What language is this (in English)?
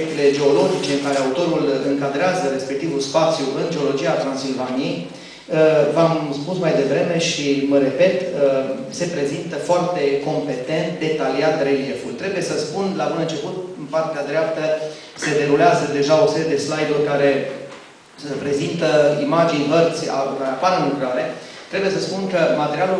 Romanian